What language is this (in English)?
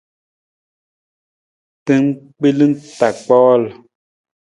Nawdm